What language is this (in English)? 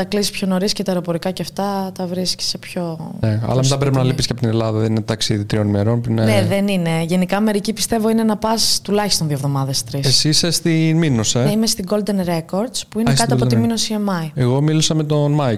Greek